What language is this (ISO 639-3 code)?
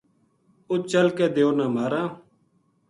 gju